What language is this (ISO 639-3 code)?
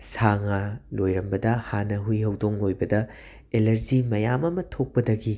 mni